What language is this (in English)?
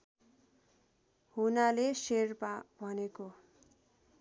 Nepali